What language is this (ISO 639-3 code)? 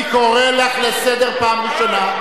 heb